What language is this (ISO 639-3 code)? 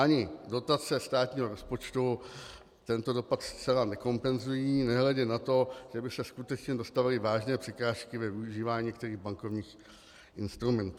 ces